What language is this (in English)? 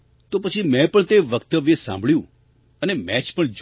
Gujarati